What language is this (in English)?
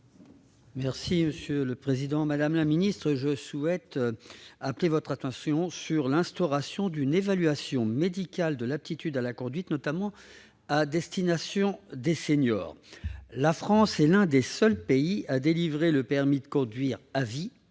French